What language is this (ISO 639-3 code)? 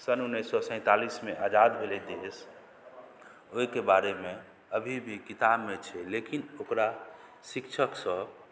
mai